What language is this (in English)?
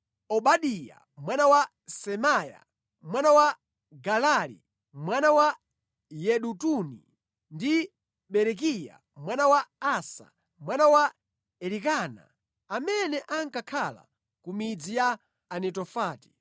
Nyanja